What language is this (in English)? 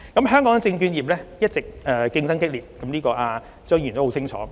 Cantonese